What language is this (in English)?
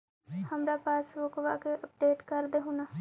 Magahi